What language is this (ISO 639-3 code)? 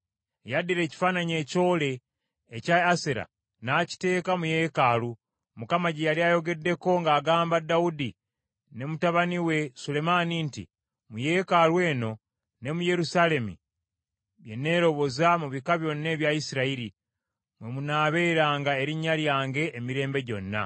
lug